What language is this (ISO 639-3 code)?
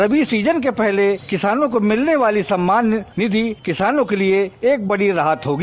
hin